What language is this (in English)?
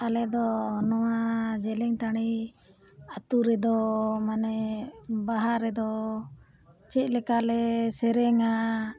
Santali